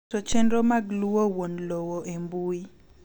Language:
Luo (Kenya and Tanzania)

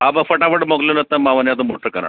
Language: Sindhi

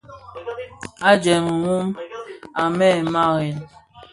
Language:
Bafia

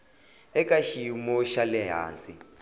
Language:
Tsonga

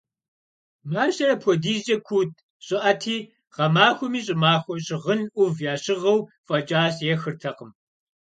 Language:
Kabardian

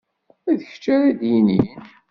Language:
Kabyle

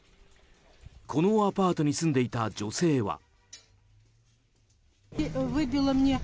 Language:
Japanese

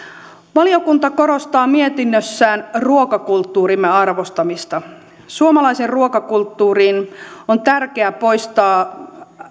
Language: Finnish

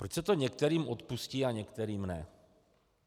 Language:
Czech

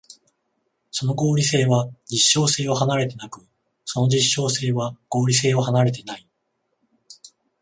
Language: Japanese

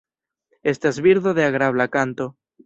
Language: Esperanto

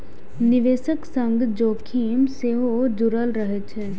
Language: Maithili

